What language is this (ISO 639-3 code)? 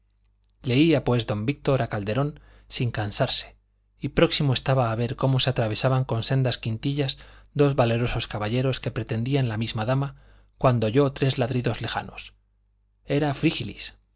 spa